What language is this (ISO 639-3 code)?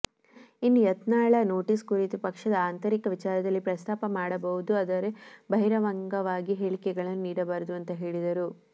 kan